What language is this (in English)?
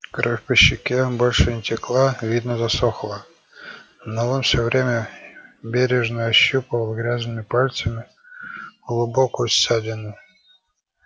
Russian